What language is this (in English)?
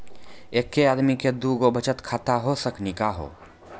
Maithili